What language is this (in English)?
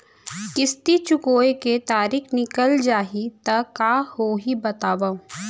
Chhattisgarhi